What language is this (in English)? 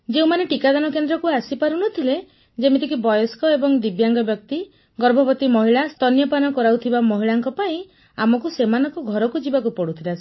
Odia